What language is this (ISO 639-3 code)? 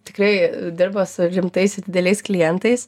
lit